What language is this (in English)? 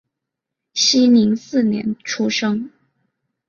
Chinese